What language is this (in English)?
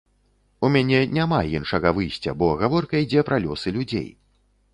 Belarusian